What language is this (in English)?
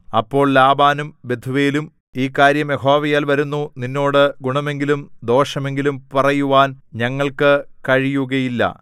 Malayalam